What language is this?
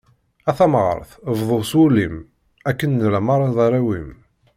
Kabyle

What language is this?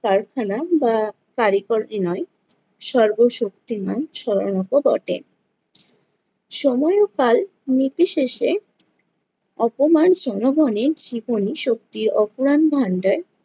Bangla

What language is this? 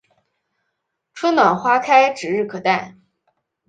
Chinese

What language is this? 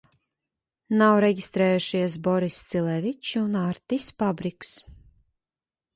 Latvian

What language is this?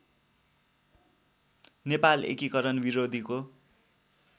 Nepali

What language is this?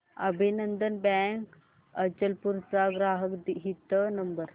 Marathi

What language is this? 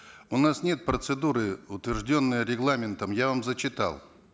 Kazakh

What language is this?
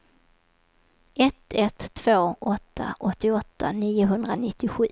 Swedish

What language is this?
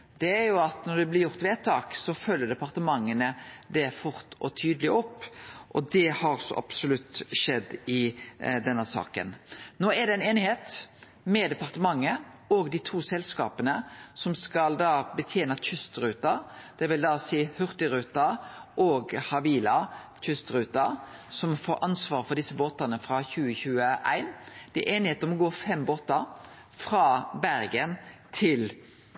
Norwegian Nynorsk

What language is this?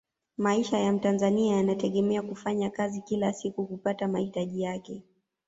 Swahili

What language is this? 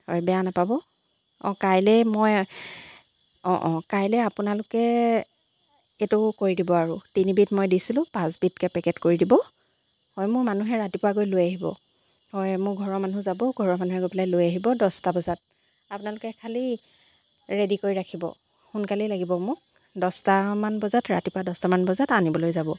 Assamese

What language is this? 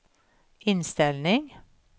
Swedish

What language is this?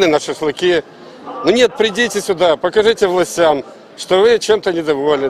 Russian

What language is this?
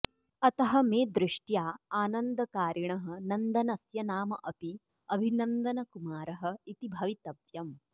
Sanskrit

